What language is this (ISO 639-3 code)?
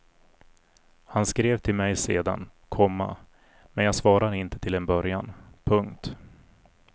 swe